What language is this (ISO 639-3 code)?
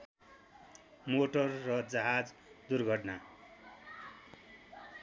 nep